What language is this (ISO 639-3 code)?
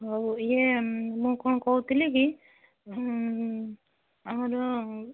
ori